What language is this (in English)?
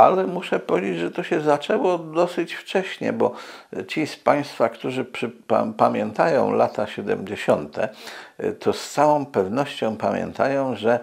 Polish